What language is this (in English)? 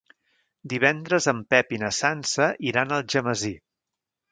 Catalan